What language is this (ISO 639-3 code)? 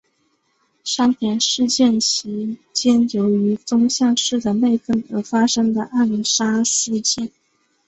zho